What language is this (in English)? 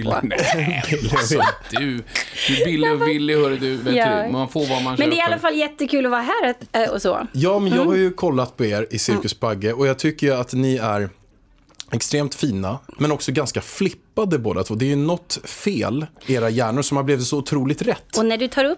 Swedish